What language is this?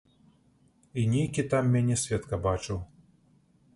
Belarusian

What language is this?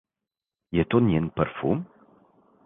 Slovenian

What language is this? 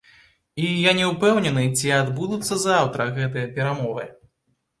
Belarusian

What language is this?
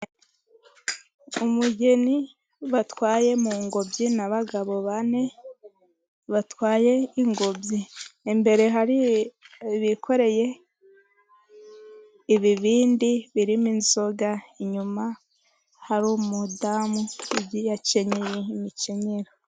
Kinyarwanda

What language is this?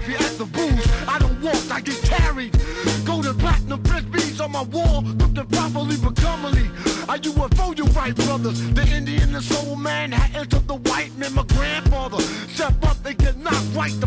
Greek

